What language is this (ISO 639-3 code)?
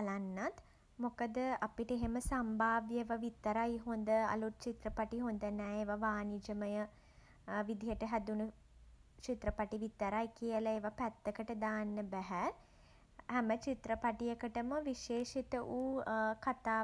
sin